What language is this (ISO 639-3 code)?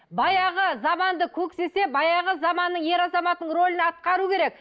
kaz